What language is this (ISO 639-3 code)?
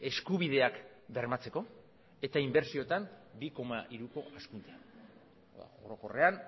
eus